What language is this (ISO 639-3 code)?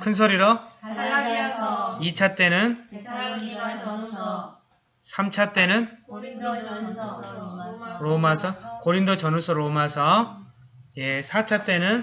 kor